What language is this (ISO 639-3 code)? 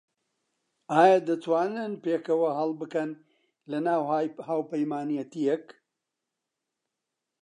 ckb